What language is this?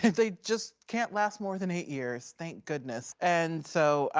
English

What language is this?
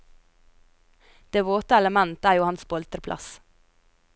Norwegian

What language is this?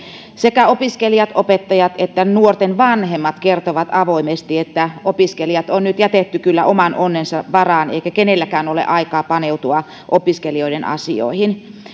Finnish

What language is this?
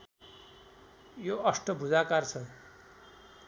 Nepali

